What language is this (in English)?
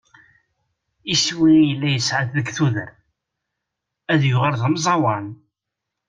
Kabyle